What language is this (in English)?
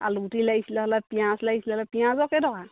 Assamese